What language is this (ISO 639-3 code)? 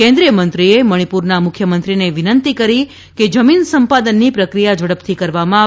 guj